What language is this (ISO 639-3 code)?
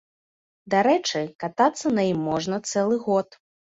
bel